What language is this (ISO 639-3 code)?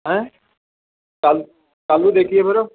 pan